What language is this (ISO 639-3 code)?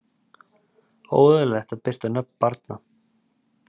isl